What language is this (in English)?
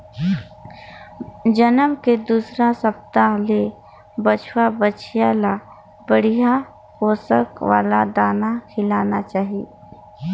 Chhattisgarhi